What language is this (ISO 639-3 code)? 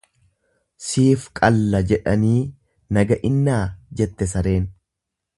orm